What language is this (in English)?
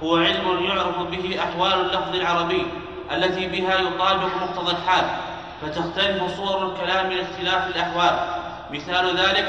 Arabic